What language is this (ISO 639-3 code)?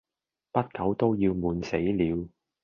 yue